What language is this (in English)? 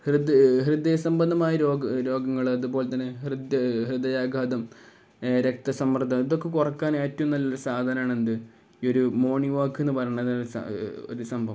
Malayalam